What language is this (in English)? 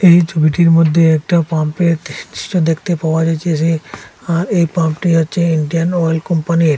Bangla